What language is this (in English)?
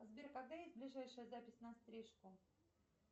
Russian